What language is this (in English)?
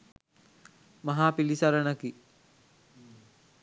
Sinhala